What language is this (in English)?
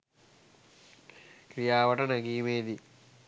Sinhala